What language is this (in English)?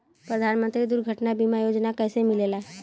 Bhojpuri